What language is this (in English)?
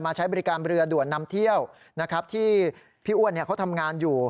Thai